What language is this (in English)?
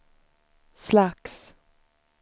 Swedish